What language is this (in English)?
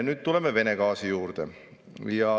Estonian